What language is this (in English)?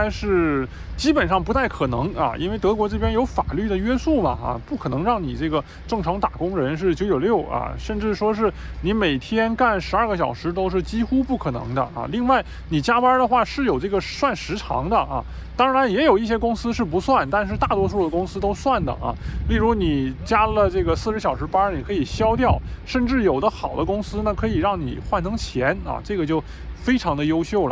Chinese